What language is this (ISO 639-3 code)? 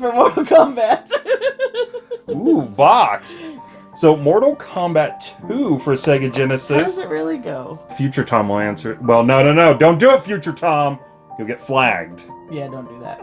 eng